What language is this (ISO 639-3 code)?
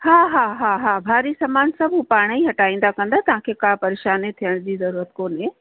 snd